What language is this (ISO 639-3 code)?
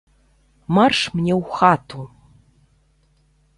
bel